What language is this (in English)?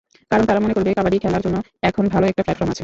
Bangla